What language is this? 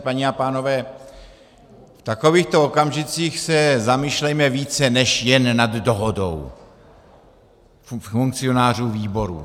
Czech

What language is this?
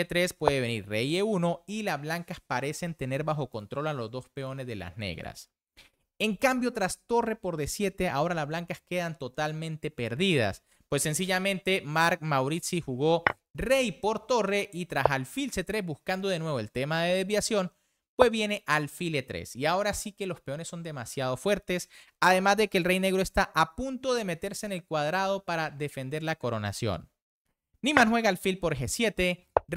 Spanish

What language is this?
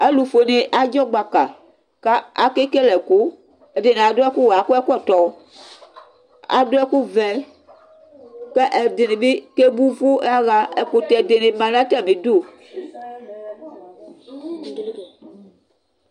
Ikposo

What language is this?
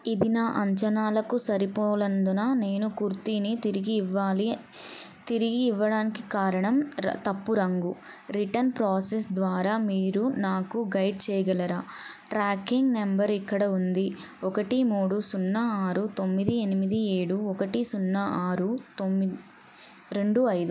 Telugu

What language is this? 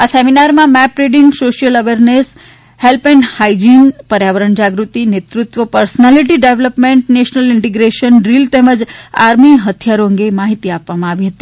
Gujarati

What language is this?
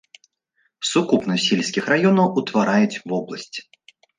Belarusian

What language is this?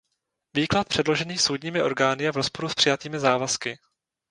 Czech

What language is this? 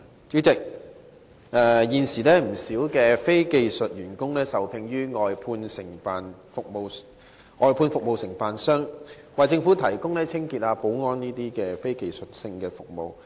Cantonese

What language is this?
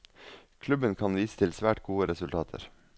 Norwegian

